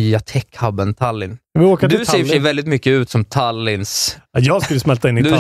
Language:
Swedish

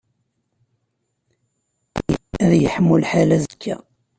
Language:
Kabyle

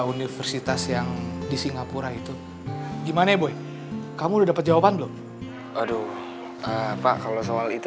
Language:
Indonesian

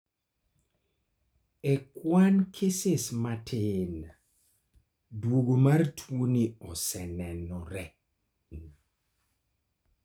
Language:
Luo (Kenya and Tanzania)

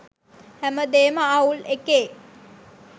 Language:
Sinhala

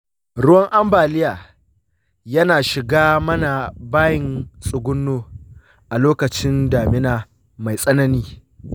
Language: Hausa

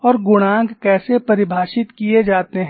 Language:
Hindi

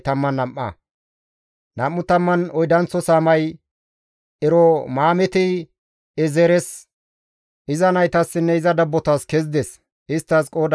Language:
Gamo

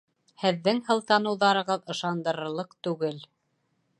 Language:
Bashkir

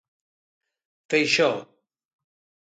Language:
Galician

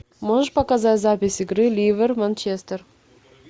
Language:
Russian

